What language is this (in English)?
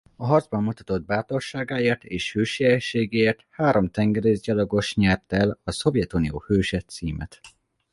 Hungarian